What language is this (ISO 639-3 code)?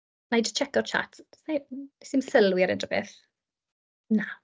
cym